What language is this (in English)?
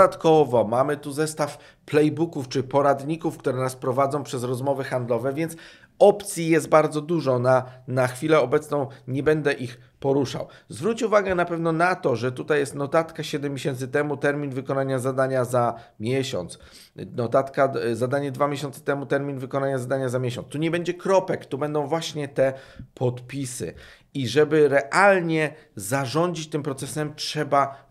Polish